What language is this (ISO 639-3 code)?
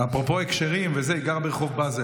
heb